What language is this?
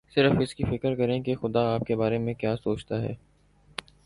Urdu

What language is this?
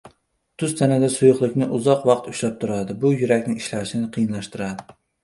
Uzbek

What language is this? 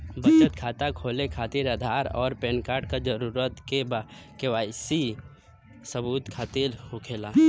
Bhojpuri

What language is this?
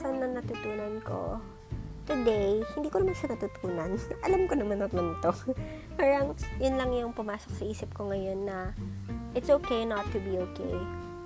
Filipino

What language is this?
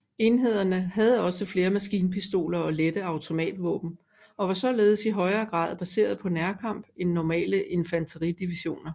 Danish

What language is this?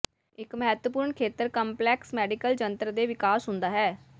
Punjabi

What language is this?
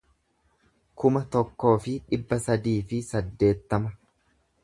Oromo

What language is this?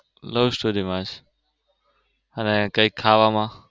Gujarati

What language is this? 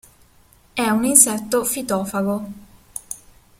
Italian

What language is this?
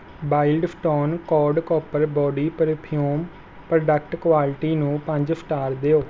Punjabi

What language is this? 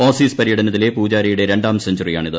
Malayalam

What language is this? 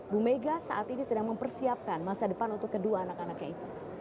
Indonesian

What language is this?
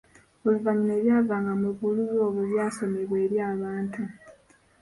Ganda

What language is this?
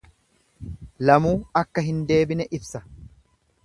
Oromo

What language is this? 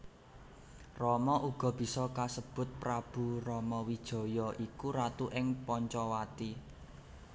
Javanese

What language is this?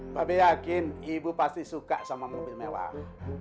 Indonesian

